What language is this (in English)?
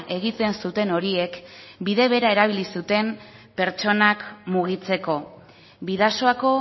Basque